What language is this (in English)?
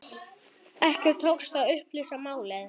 Icelandic